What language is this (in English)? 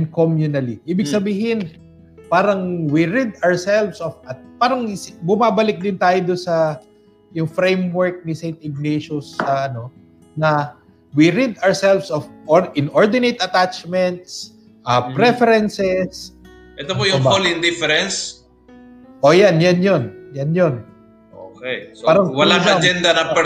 Filipino